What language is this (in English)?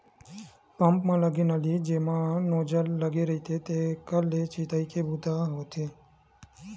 Chhattisgarhi